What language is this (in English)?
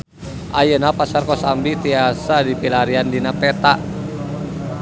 Sundanese